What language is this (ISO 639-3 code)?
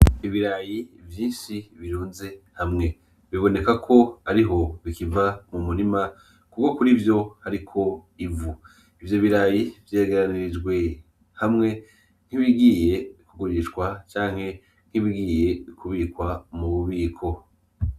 run